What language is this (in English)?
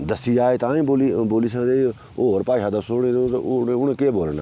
Dogri